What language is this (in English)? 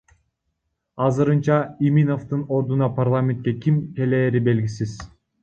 Kyrgyz